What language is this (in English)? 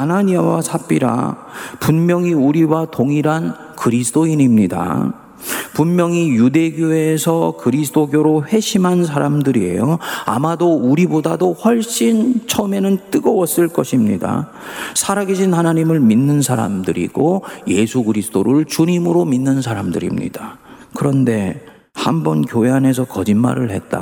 Korean